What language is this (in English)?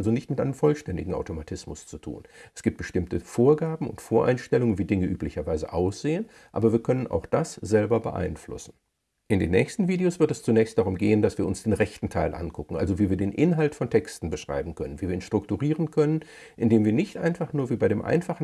German